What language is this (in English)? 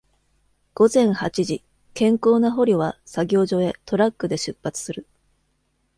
Japanese